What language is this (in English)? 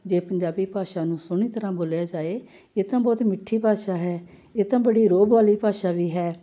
Punjabi